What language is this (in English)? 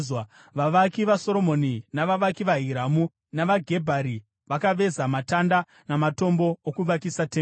Shona